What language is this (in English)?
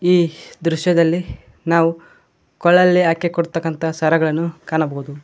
Kannada